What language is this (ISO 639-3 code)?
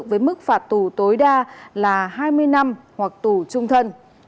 vie